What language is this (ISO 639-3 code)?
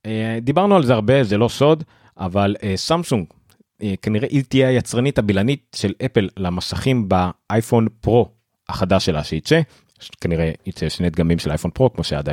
heb